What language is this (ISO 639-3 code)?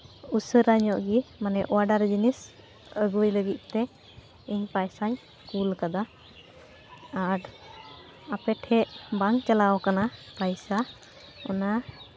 sat